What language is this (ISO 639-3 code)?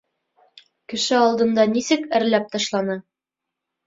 bak